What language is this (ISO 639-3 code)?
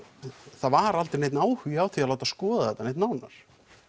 isl